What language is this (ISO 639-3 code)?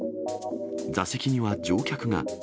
jpn